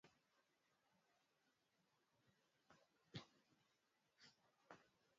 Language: Swahili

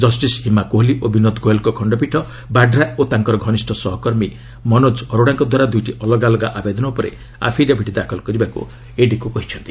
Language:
Odia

